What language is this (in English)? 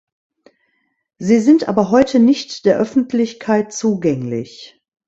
German